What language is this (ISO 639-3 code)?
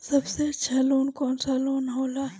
bho